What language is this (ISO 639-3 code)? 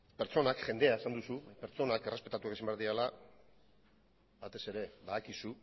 eus